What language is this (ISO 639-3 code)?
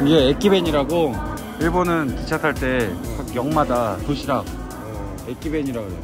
kor